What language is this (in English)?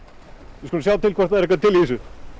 Icelandic